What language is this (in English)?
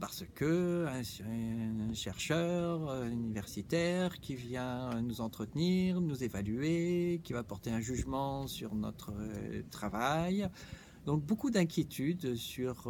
French